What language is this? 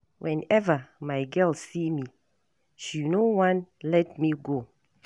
Nigerian Pidgin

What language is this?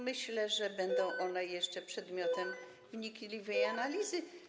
Polish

